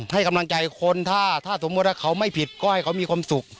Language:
Thai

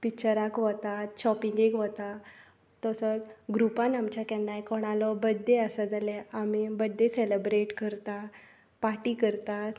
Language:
Konkani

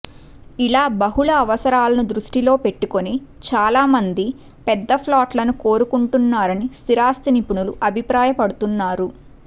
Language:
Telugu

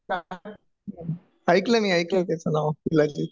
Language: Marathi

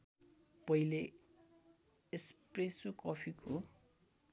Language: Nepali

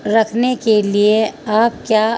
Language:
Urdu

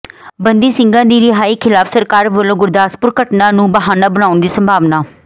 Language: Punjabi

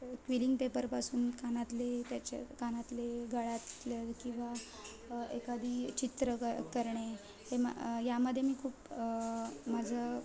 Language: Marathi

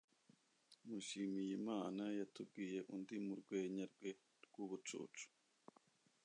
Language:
Kinyarwanda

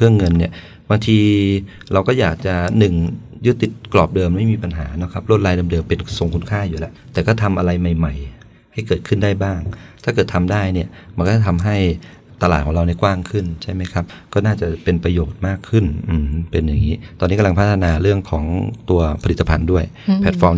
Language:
Thai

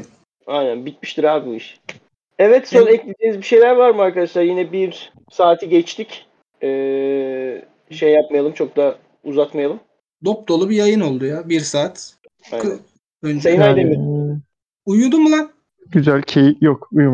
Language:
Turkish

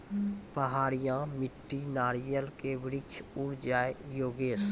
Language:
Maithili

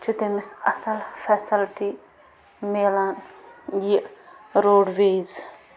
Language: Kashmiri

